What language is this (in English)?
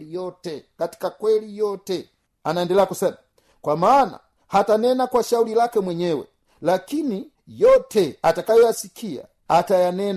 Swahili